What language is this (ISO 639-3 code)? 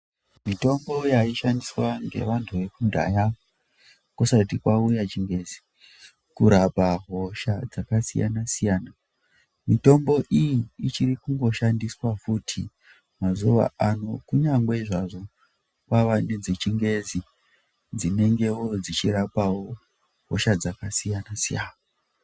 ndc